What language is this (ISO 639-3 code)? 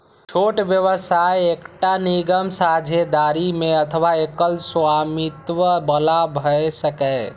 mai